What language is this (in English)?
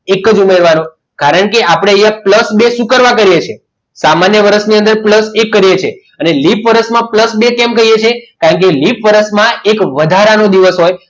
Gujarati